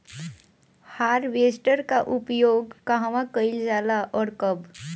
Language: Bhojpuri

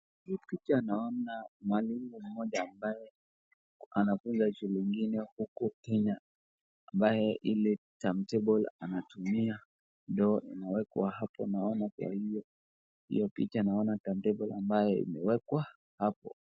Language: Swahili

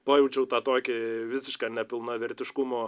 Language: Lithuanian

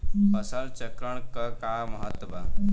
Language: Bhojpuri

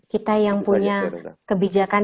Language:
Indonesian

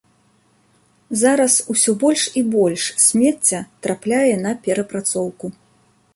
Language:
Belarusian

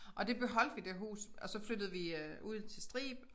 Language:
Danish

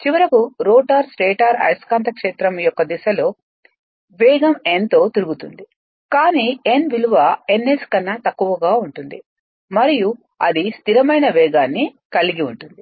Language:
Telugu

